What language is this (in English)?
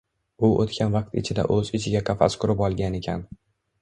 Uzbek